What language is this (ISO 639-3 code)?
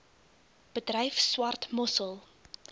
afr